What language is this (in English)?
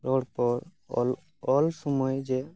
Santali